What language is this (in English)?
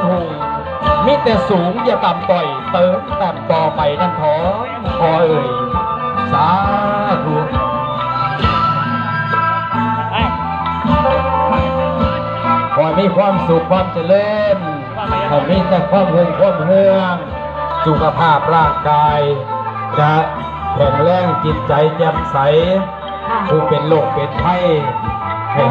Thai